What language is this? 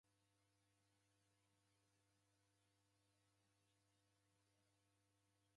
Taita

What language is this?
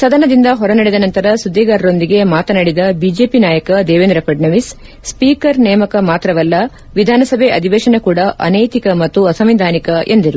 Kannada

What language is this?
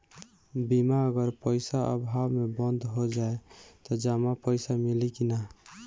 Bhojpuri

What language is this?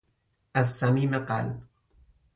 Persian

